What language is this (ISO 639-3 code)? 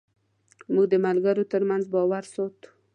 pus